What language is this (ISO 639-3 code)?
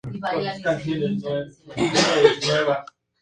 spa